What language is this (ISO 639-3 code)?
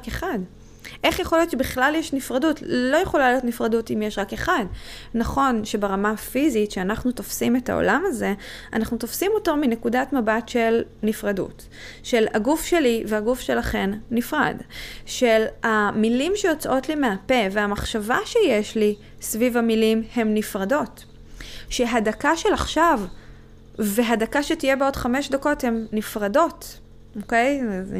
heb